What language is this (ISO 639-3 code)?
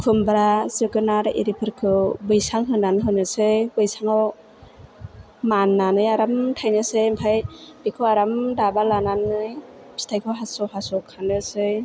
brx